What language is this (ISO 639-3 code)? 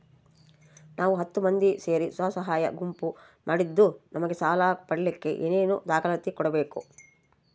kan